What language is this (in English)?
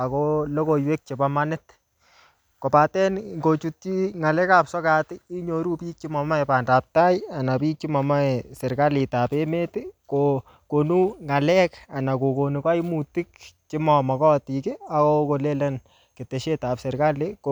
Kalenjin